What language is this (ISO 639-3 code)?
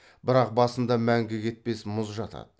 kaz